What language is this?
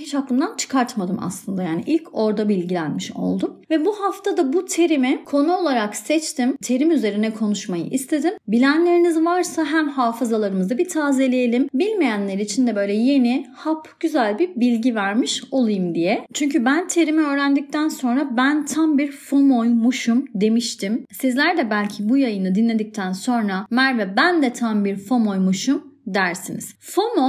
Turkish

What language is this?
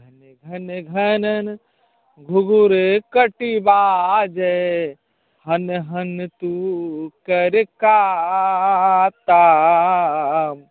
Maithili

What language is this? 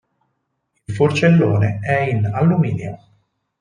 Italian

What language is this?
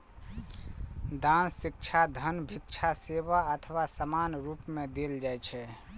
Maithili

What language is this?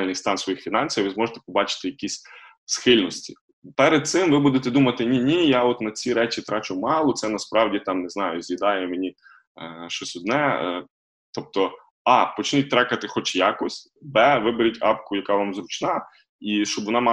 Ukrainian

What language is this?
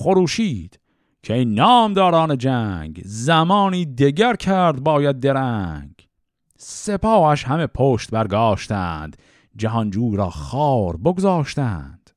Persian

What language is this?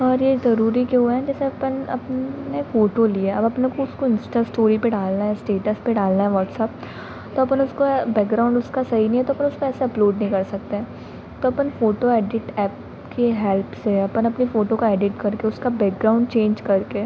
Hindi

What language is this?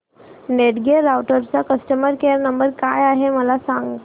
Marathi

